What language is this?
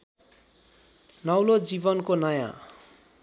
Nepali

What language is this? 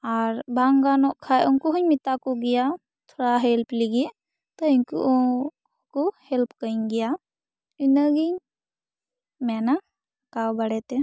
Santali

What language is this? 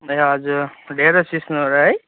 Nepali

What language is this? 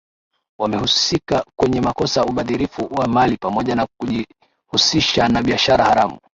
Swahili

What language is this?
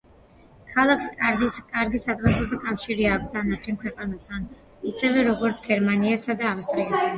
Georgian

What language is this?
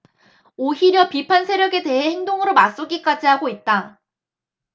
Korean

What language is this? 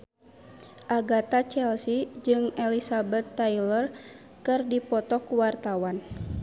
Sundanese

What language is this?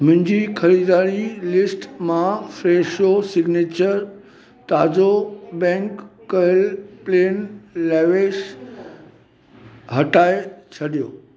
Sindhi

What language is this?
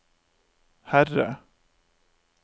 Norwegian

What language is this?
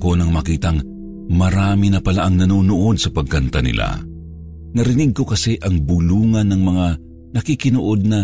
Filipino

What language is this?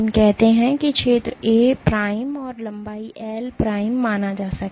Hindi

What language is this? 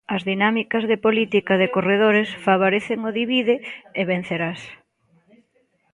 Galician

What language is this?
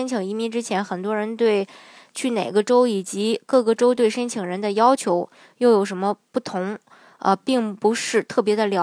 Chinese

